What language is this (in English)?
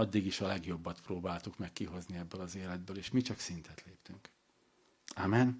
Hungarian